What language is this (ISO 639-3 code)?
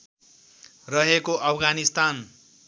nep